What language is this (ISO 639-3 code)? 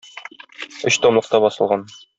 tat